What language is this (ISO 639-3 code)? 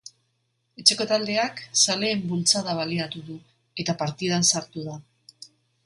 eus